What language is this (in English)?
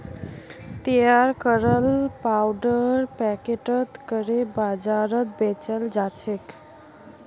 Magahi